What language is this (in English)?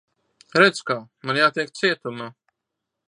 Latvian